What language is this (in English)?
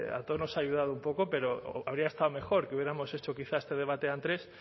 Spanish